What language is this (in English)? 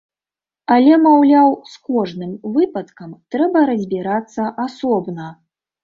Belarusian